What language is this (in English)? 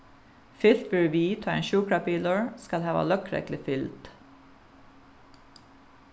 Faroese